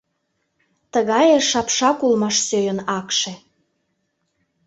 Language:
Mari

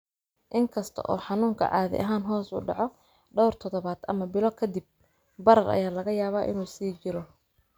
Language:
Somali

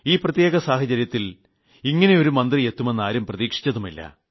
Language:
Malayalam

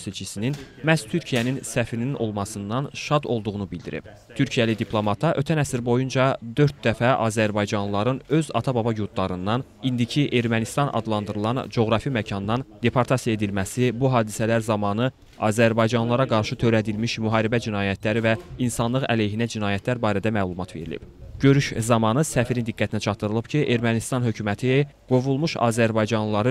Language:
Turkish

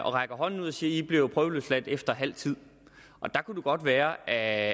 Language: Danish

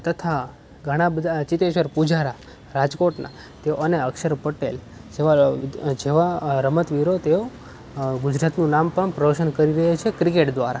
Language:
Gujarati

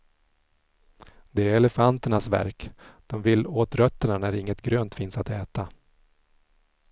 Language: Swedish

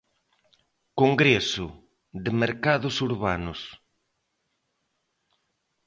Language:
Galician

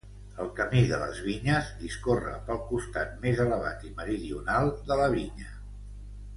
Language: Catalan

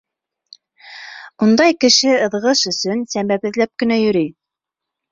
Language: Bashkir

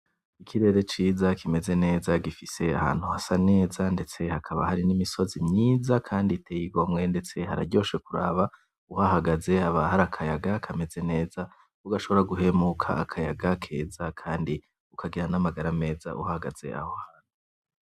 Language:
Rundi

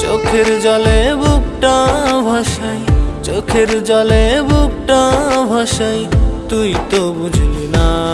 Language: Bangla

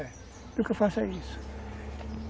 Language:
Portuguese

